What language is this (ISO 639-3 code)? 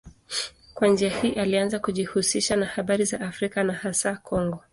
swa